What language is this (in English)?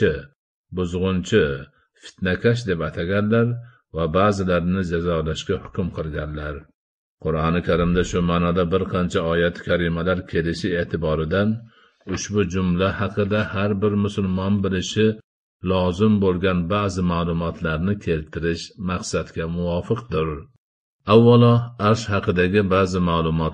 Turkish